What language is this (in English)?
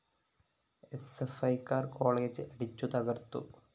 Malayalam